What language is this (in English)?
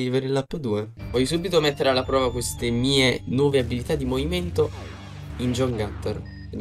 Italian